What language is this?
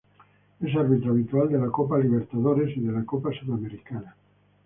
Spanish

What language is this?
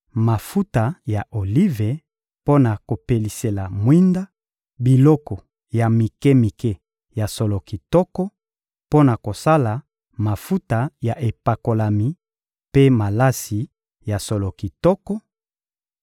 Lingala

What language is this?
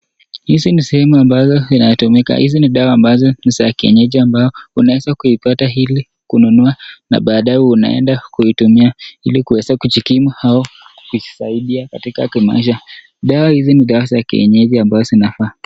Swahili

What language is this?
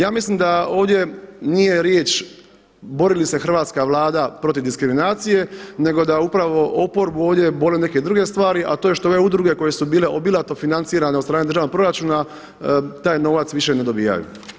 Croatian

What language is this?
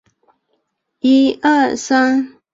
Chinese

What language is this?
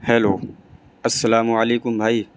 Urdu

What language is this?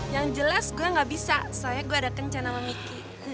Indonesian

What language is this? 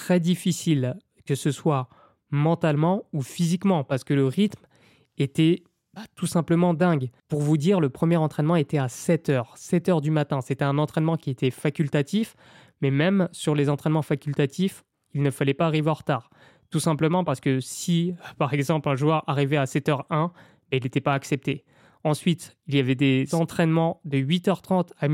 French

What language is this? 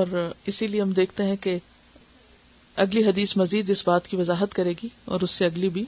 Urdu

